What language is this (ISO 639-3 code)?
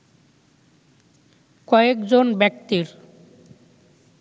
ben